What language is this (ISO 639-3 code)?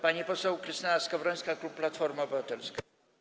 pol